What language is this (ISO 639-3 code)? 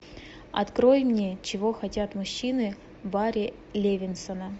rus